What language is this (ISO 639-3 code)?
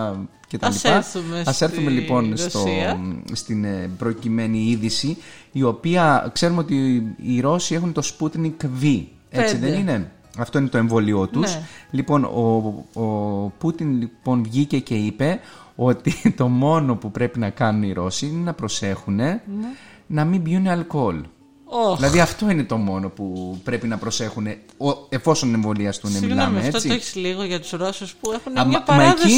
ell